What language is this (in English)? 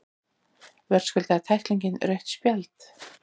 Icelandic